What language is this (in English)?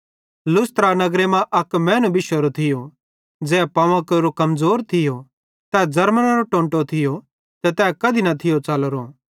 Bhadrawahi